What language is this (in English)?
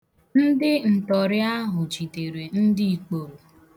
Igbo